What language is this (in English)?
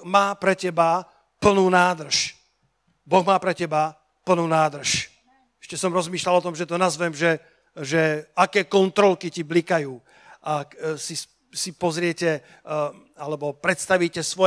Slovak